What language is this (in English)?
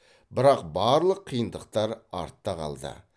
Kazakh